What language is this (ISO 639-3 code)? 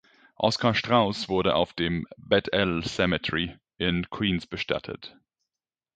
deu